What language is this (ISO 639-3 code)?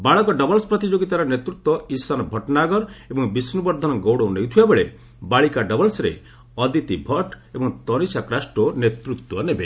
ori